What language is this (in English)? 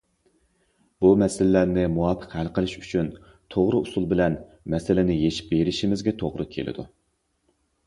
Uyghur